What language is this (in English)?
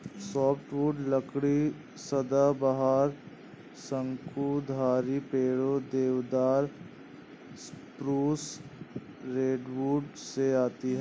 Hindi